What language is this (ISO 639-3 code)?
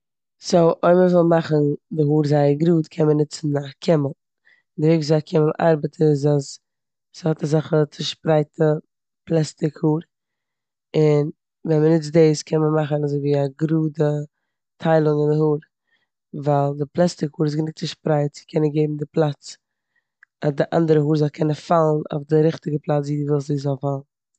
yid